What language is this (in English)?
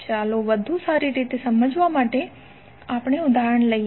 Gujarati